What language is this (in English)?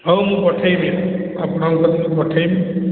Odia